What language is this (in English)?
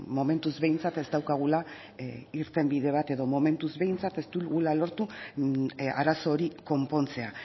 Basque